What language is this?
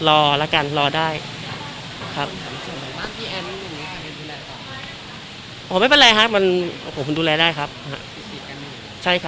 Thai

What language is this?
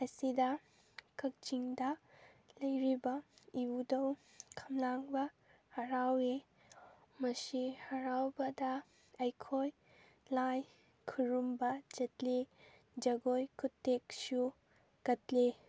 Manipuri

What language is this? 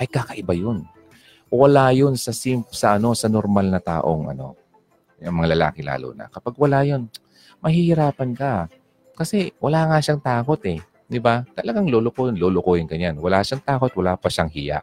Filipino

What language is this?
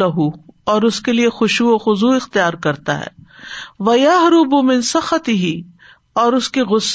Urdu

